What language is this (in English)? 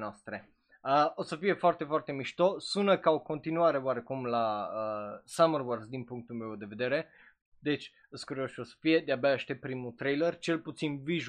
Romanian